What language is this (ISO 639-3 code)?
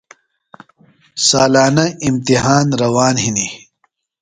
phl